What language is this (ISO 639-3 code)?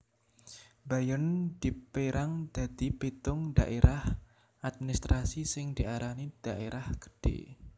jav